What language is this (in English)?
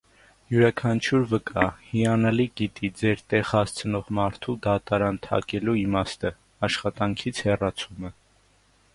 Armenian